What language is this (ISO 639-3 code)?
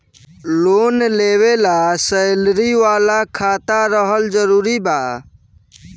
bho